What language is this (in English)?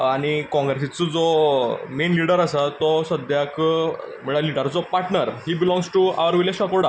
Konkani